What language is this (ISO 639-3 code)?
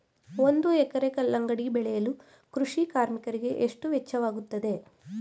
kan